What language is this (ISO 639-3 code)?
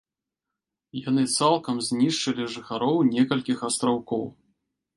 bel